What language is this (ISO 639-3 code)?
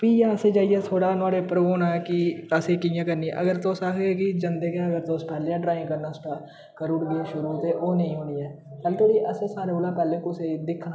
doi